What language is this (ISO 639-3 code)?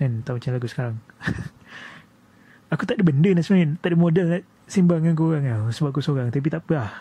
msa